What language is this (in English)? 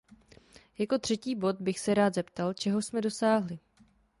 Czech